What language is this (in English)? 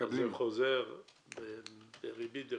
Hebrew